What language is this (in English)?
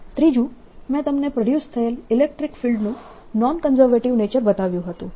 Gujarati